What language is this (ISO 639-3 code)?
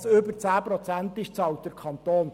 gsw